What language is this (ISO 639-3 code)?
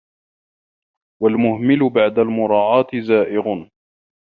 ara